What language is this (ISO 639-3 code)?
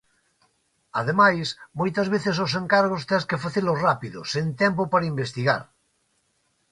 glg